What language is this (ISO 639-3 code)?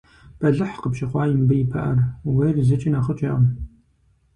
kbd